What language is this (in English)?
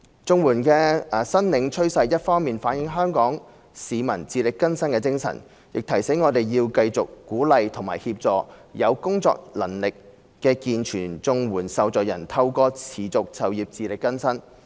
Cantonese